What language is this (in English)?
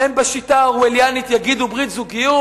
Hebrew